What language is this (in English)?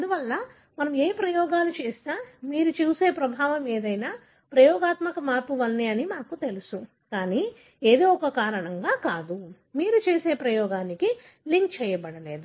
Telugu